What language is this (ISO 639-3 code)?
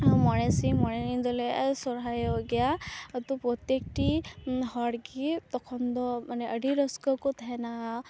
sat